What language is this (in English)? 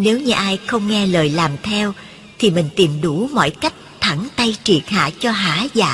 Vietnamese